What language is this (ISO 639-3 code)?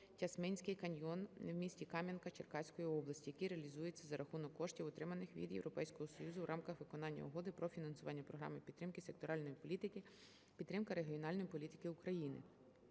ukr